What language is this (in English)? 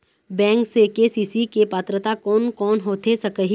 Chhattisgarhi